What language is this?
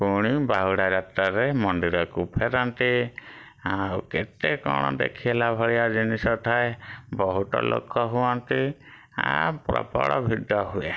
Odia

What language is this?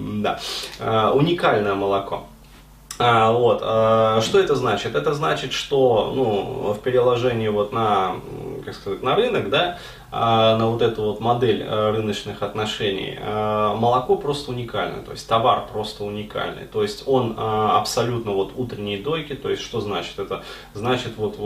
Russian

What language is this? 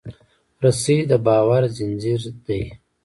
Pashto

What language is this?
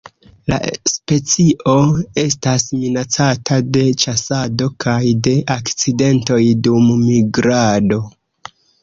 Esperanto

